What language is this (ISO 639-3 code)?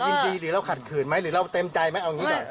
tha